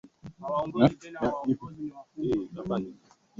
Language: Swahili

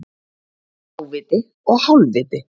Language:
Icelandic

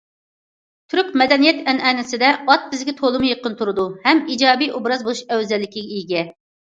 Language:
Uyghur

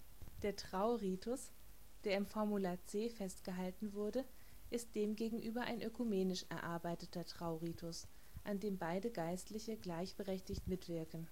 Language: German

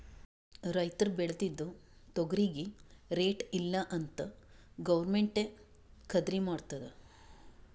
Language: Kannada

